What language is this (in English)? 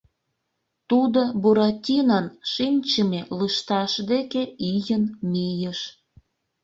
Mari